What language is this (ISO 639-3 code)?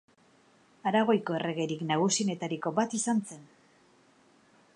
eus